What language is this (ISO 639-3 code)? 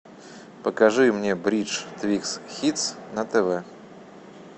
rus